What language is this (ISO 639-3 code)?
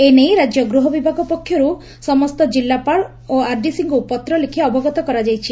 ori